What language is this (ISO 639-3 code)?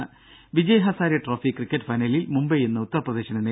mal